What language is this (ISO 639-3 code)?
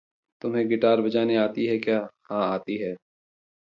hin